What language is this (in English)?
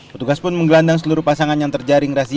Indonesian